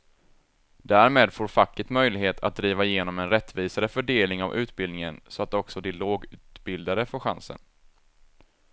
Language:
Swedish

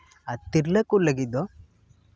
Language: Santali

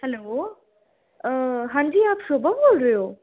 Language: Dogri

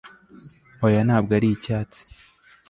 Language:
Kinyarwanda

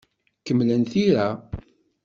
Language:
Kabyle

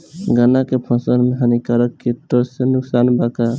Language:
Bhojpuri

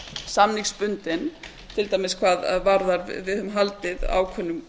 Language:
Icelandic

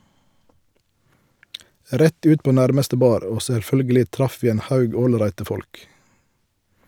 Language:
Norwegian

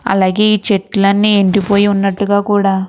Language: Telugu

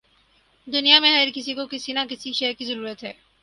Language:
Urdu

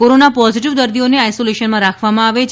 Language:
Gujarati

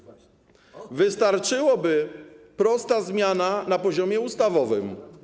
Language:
Polish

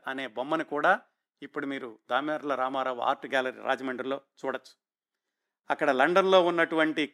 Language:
Telugu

